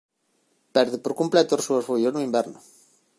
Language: Galician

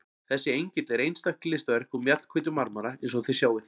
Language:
Icelandic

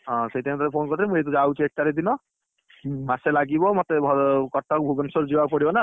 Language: Odia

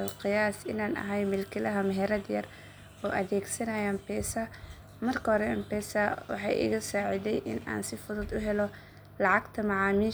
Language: Somali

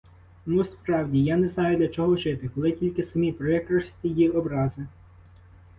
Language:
Ukrainian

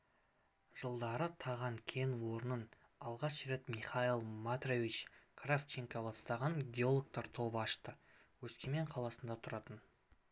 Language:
Kazakh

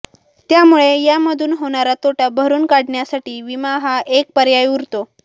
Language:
Marathi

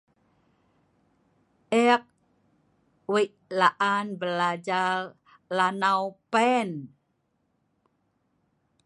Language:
Sa'ban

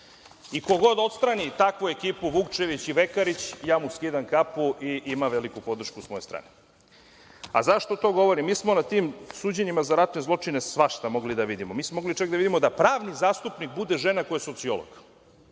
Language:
Serbian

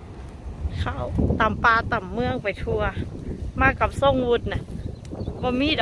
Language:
Thai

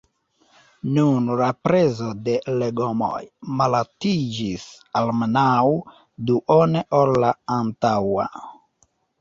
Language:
Esperanto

